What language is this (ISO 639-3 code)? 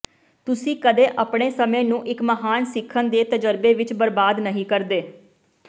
pan